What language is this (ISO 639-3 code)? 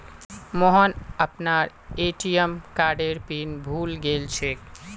mag